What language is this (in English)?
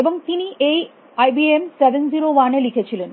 Bangla